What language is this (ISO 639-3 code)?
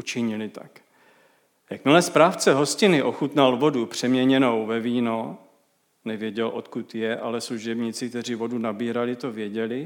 ces